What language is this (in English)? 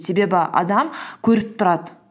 Kazakh